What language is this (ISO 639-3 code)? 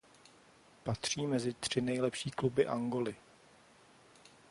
ces